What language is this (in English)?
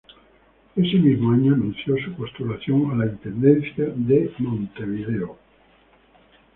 Spanish